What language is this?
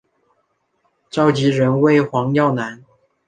Chinese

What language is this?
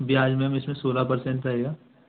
Hindi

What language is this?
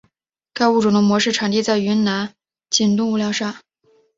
Chinese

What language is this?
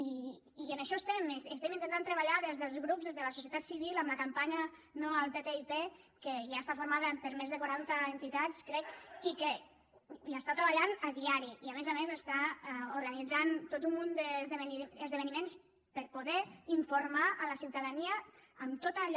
Catalan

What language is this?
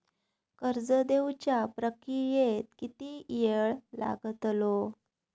Marathi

